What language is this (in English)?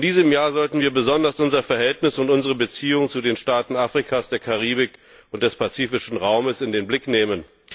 German